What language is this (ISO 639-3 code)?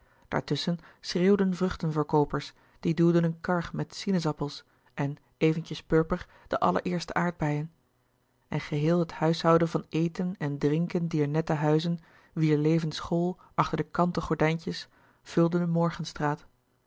nld